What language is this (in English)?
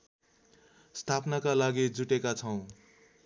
Nepali